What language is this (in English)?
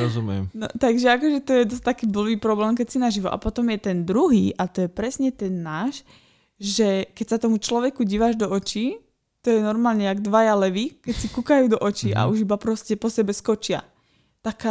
Slovak